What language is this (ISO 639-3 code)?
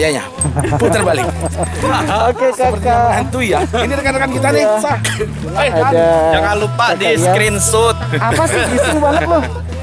ind